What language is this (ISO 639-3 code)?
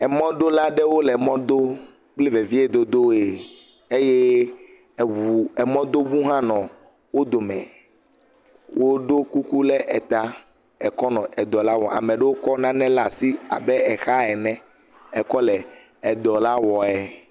ewe